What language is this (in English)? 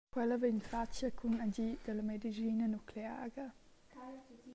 Romansh